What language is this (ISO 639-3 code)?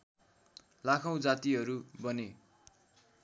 nep